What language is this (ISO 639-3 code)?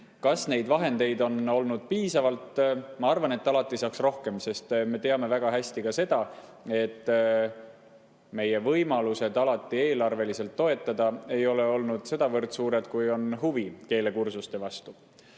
est